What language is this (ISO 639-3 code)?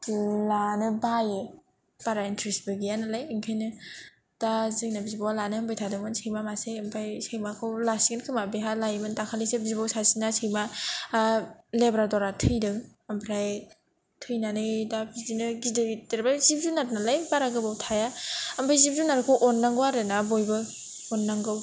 brx